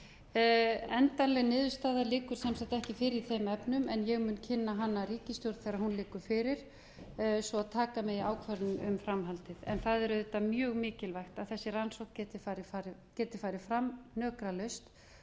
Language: Icelandic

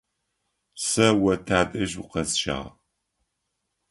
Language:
Adyghe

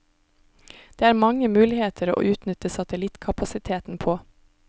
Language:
Norwegian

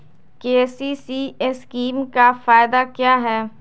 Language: Magahi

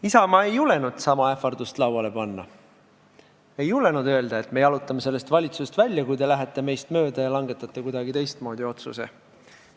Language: Estonian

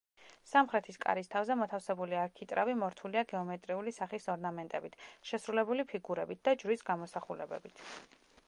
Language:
Georgian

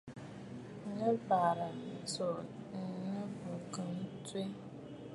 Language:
Bafut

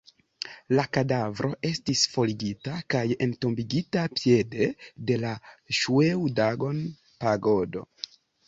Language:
Esperanto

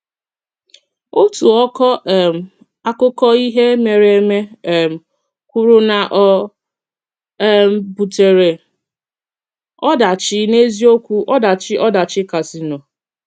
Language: Igbo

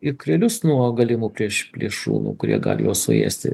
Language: Lithuanian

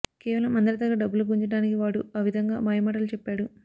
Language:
Telugu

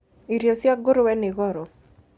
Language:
Kikuyu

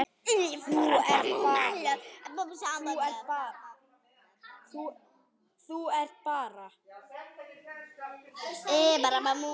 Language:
Icelandic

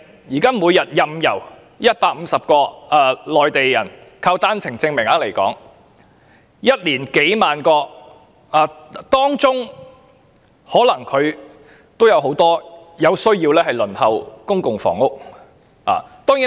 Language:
Cantonese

